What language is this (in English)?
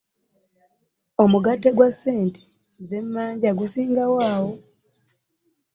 Ganda